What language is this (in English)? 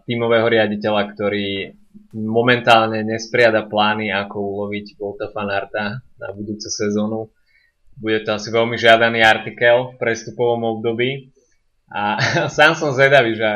Slovak